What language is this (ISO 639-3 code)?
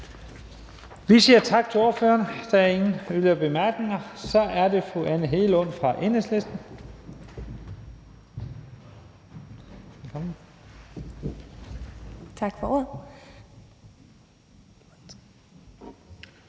dan